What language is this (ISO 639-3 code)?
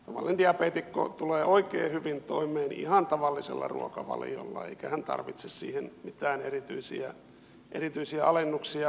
fin